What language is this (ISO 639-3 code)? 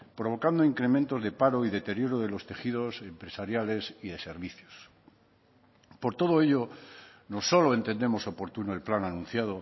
spa